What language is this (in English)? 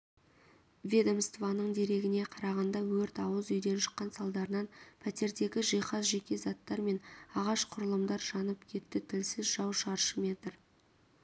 Kazakh